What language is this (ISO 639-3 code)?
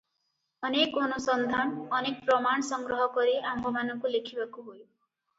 ori